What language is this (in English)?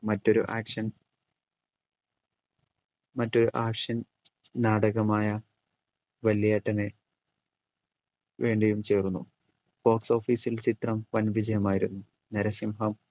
Malayalam